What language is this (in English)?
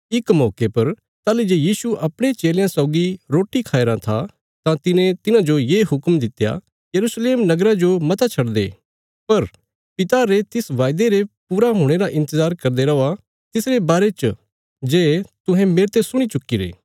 Bilaspuri